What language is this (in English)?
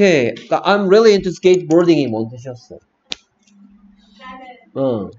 Korean